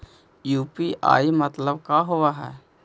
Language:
Magahi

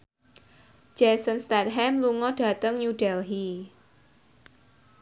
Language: Javanese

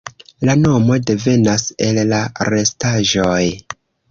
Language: Esperanto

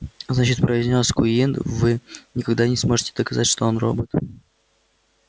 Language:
Russian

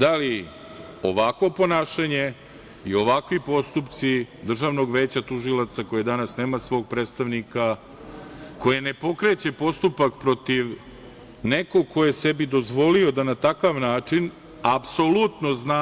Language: Serbian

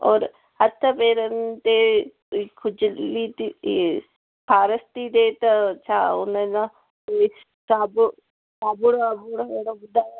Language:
Sindhi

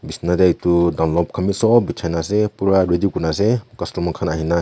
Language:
Naga Pidgin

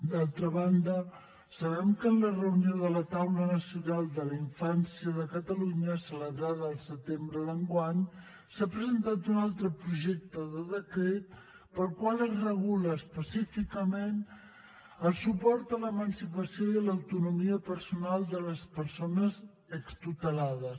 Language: Catalan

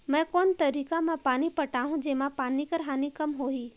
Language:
Chhattisgarhi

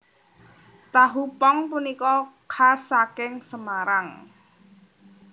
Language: Javanese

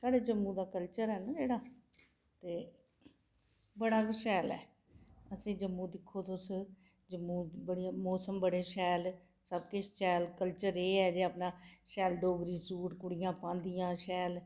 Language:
Dogri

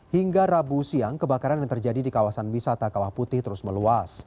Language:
Indonesian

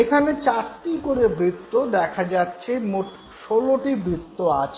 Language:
Bangla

